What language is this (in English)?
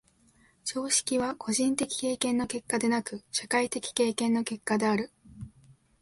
Japanese